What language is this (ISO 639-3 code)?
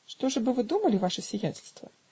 rus